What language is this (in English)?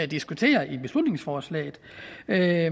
Danish